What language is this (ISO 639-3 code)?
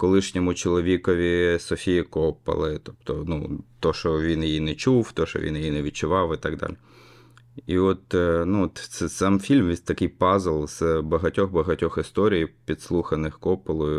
ukr